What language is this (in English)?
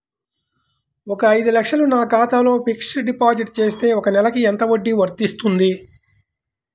Telugu